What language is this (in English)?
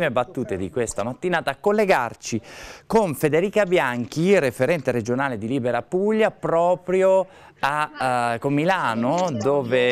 Italian